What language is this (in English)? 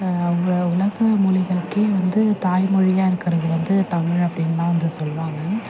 Tamil